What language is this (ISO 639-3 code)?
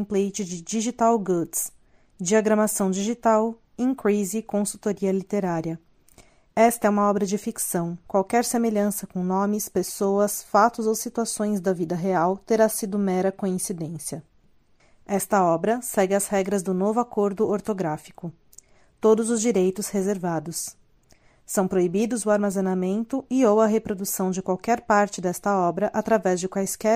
por